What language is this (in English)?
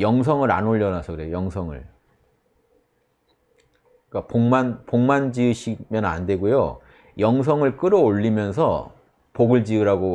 Korean